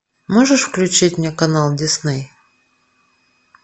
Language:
Russian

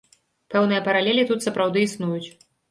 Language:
Belarusian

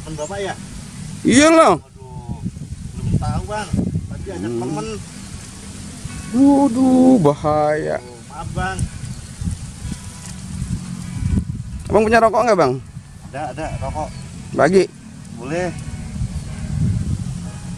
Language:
Indonesian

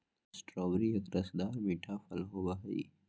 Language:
Magahi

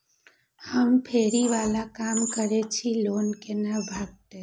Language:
Maithili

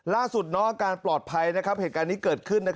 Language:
Thai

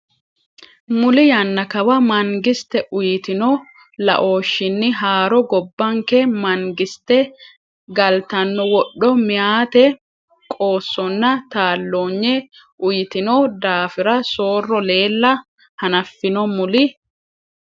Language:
Sidamo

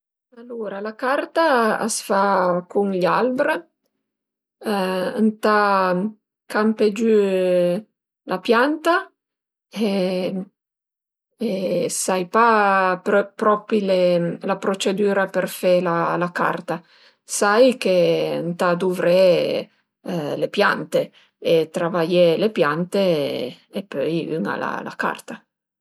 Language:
Piedmontese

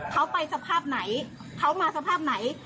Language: Thai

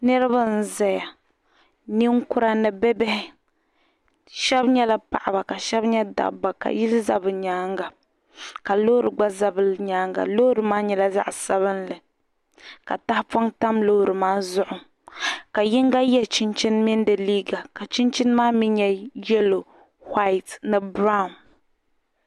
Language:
Dagbani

